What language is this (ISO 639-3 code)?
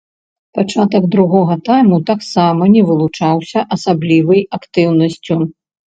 bel